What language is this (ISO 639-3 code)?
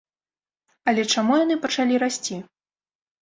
bel